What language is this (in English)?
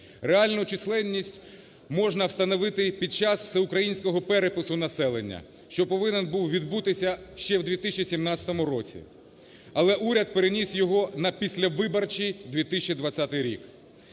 Ukrainian